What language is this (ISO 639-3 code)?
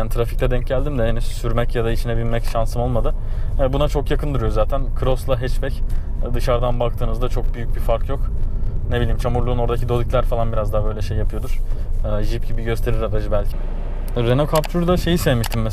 tur